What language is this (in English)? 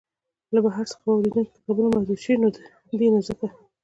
Pashto